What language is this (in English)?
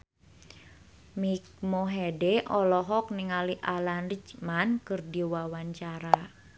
Sundanese